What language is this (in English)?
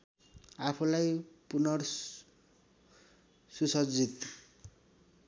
Nepali